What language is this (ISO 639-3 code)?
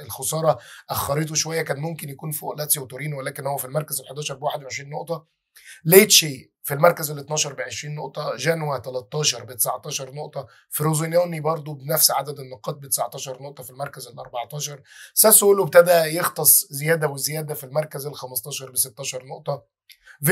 ara